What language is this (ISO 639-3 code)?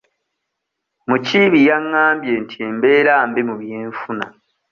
lug